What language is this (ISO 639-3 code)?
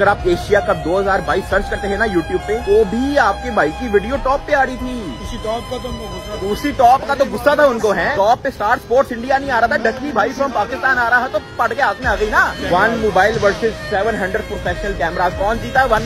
hin